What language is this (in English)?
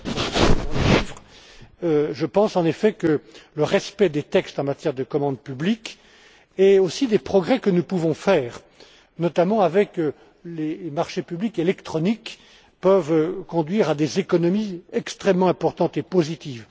French